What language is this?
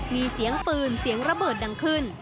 Thai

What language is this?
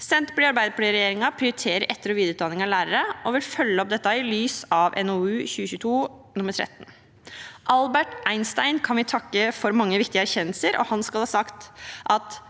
Norwegian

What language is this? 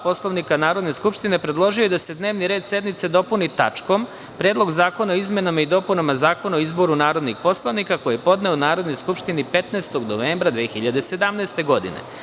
Serbian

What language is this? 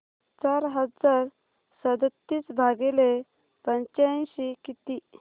Marathi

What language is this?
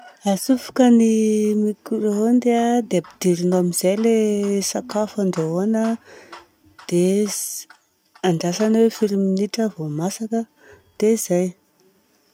Southern Betsimisaraka Malagasy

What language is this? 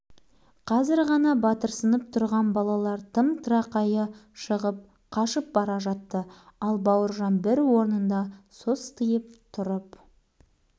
Kazakh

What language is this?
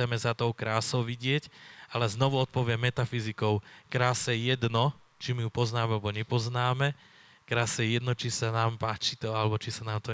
Slovak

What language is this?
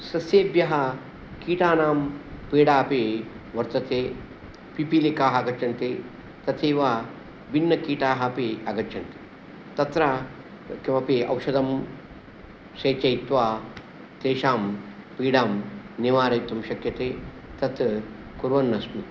Sanskrit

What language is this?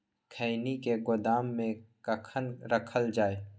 Maithili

